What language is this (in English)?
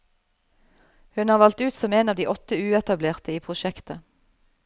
Norwegian